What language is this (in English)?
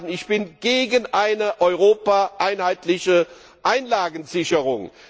German